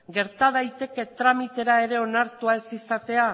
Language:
Basque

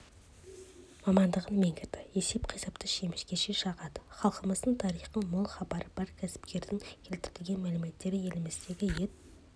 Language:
Kazakh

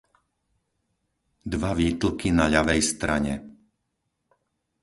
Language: Slovak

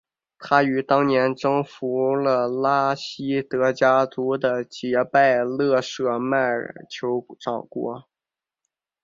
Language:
Chinese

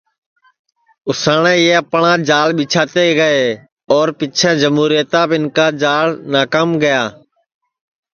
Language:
Sansi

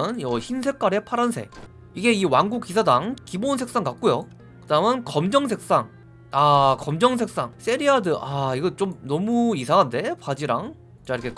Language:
Korean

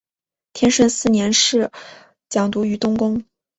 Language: Chinese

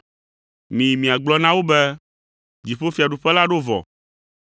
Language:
Ewe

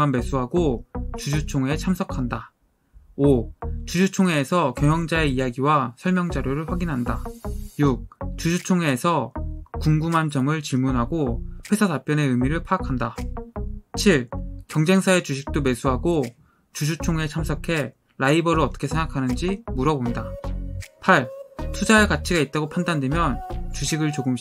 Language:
Korean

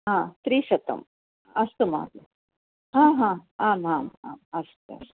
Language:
Sanskrit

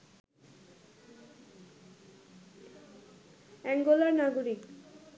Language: Bangla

